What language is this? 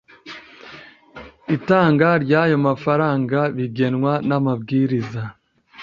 Kinyarwanda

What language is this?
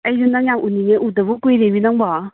Manipuri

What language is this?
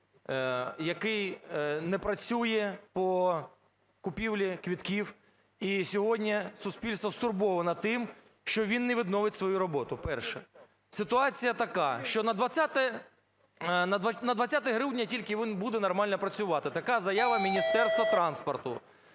Ukrainian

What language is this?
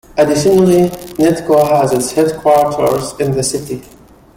English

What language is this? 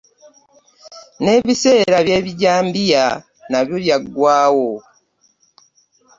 Ganda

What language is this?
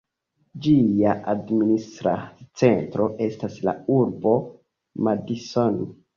Esperanto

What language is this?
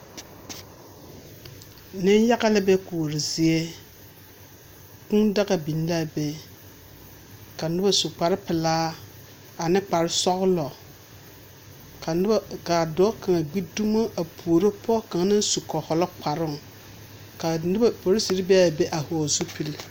Southern Dagaare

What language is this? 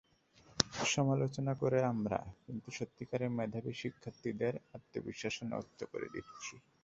Bangla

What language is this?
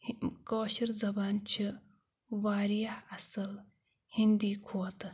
Kashmiri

